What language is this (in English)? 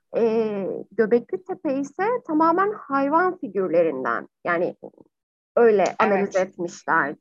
Turkish